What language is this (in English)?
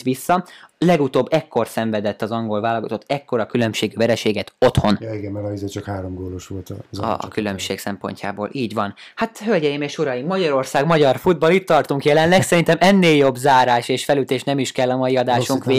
Hungarian